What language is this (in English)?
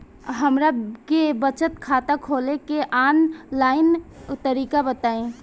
Bhojpuri